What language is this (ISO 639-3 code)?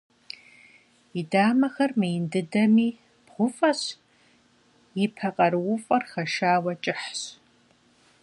kbd